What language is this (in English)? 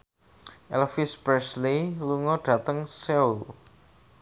Javanese